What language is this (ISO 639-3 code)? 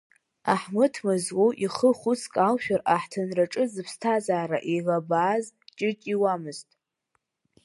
abk